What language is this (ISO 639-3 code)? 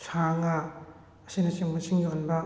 mni